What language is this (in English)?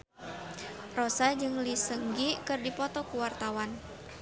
Sundanese